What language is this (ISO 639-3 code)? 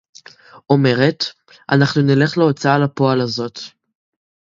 heb